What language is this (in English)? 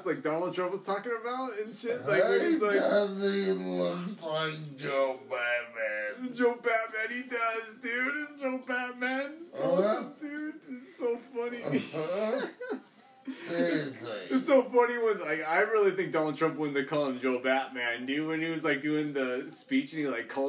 English